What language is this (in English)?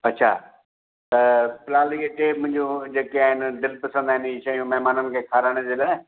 Sindhi